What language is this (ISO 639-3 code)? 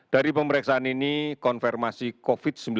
ind